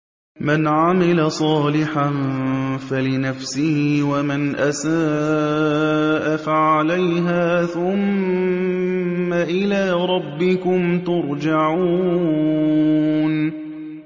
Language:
Arabic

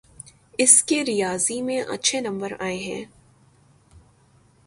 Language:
Urdu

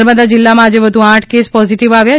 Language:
Gujarati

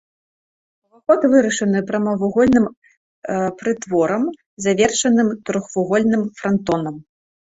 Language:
Belarusian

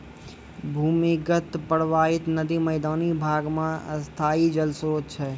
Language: Maithili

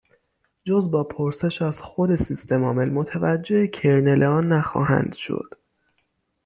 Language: Persian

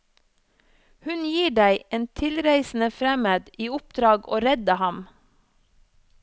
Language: Norwegian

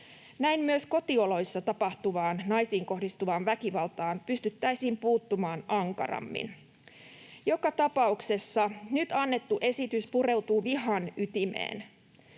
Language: Finnish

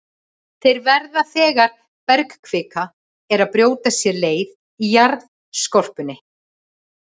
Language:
Icelandic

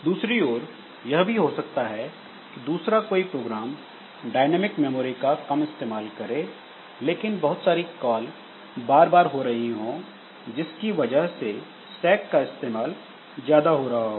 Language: Hindi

